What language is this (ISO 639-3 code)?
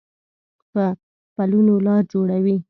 pus